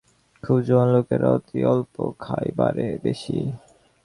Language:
Bangla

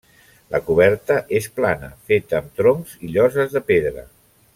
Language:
Catalan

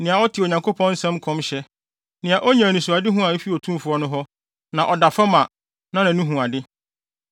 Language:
Akan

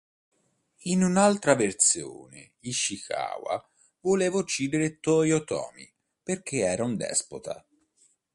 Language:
Italian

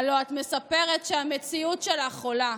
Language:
Hebrew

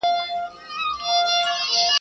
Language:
Pashto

